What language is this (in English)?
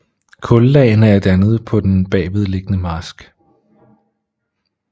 Danish